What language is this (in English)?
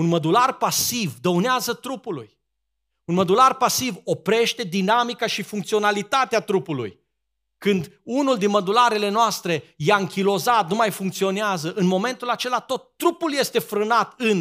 Romanian